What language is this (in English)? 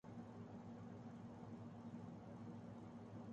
Urdu